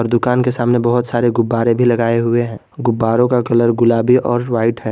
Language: Hindi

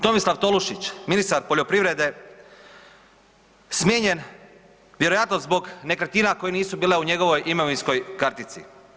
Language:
Croatian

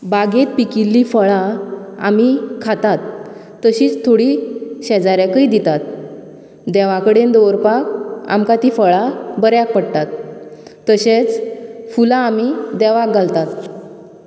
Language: Konkani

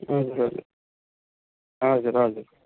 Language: Nepali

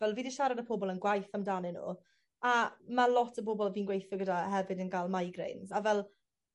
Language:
Welsh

